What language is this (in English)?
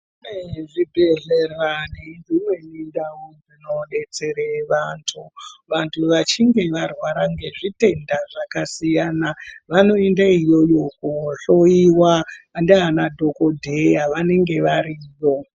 Ndau